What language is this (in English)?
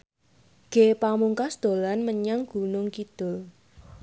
Javanese